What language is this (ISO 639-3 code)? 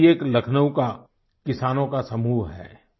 hin